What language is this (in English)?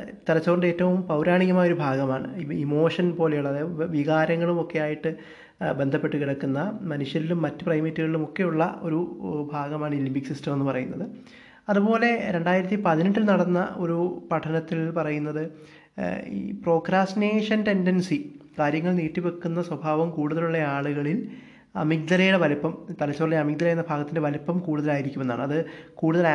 Malayalam